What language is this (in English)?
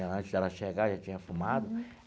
Portuguese